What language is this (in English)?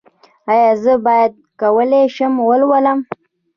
Pashto